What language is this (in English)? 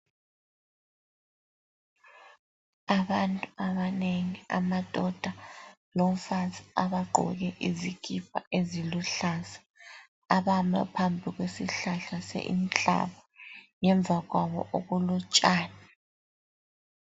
North Ndebele